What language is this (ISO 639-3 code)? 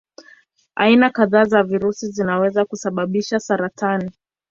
swa